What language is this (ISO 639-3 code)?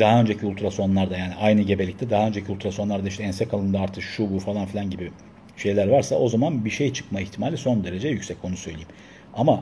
tur